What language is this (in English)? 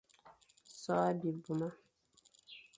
Fang